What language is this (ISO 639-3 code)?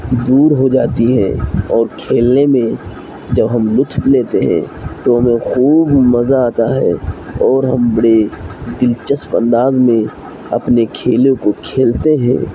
urd